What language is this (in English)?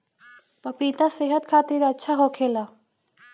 Bhojpuri